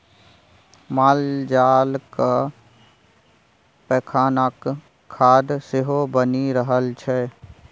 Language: Maithili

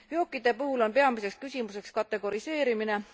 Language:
Estonian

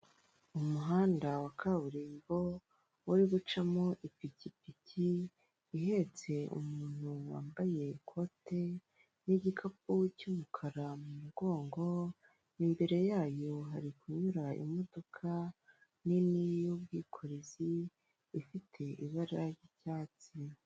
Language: Kinyarwanda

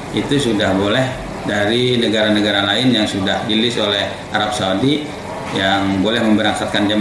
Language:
Indonesian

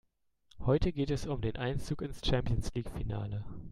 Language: German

